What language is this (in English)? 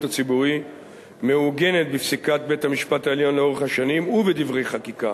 Hebrew